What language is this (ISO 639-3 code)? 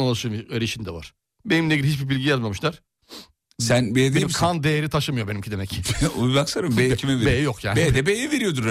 tur